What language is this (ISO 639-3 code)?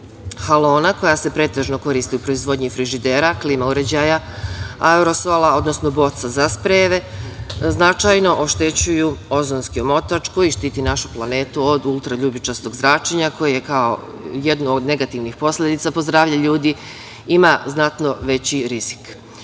srp